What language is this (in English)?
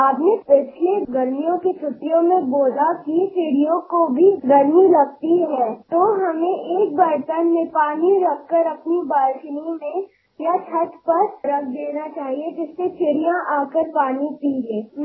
Marathi